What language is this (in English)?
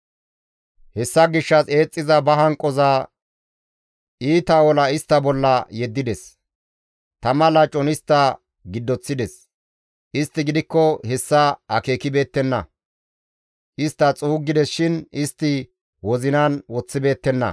Gamo